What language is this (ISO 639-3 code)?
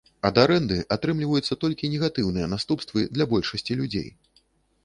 bel